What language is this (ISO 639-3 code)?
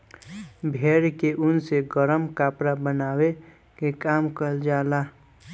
bho